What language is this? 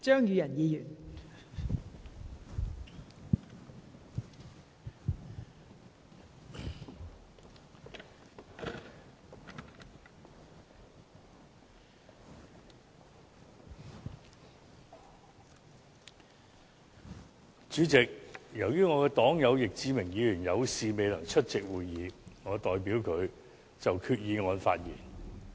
Cantonese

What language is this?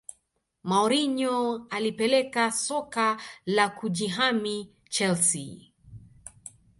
Swahili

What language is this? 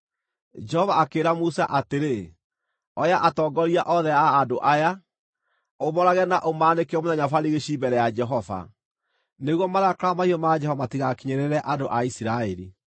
Kikuyu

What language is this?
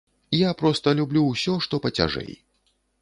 Belarusian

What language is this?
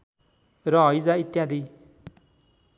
Nepali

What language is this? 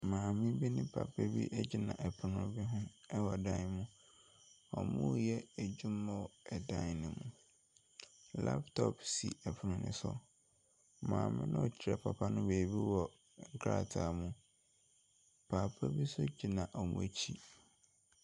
Akan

